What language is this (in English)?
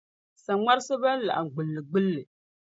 Dagbani